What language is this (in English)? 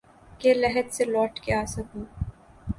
Urdu